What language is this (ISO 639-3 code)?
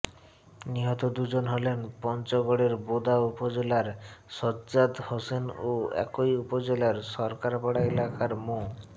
ben